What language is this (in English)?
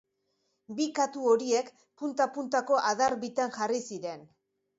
Basque